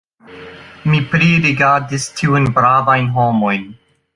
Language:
Esperanto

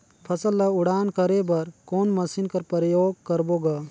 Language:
Chhattisgarhi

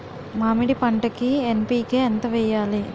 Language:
Telugu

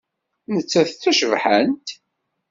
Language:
Kabyle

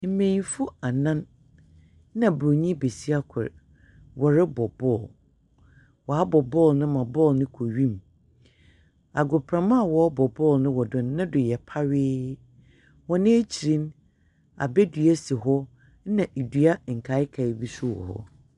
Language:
Akan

